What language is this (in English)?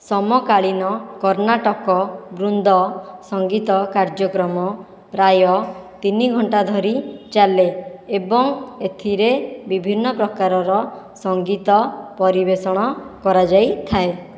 Odia